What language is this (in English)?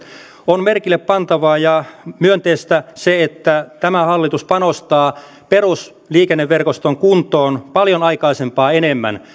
Finnish